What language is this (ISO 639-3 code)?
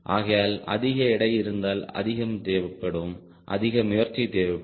tam